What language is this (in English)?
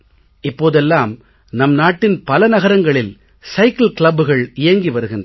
Tamil